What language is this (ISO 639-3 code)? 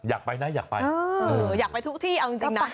tha